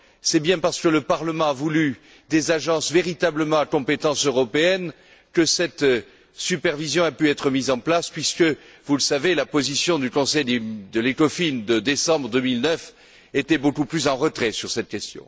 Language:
French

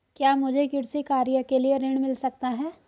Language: Hindi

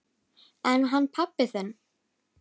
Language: Icelandic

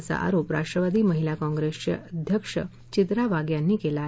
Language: Marathi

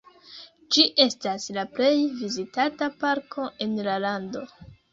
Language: Esperanto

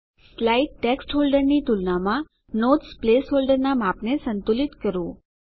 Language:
Gujarati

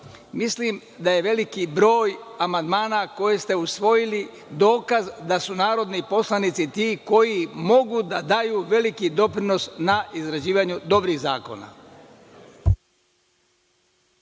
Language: Serbian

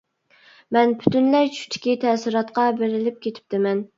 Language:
Uyghur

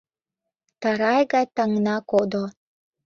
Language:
Mari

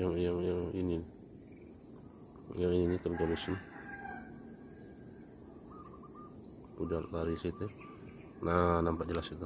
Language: Indonesian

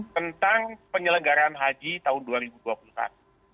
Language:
Indonesian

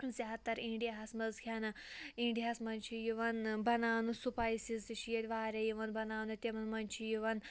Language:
Kashmiri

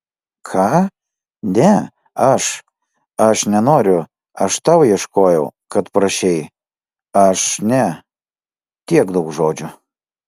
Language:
Lithuanian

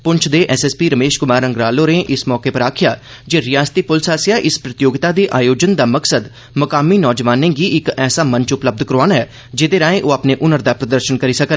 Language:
Dogri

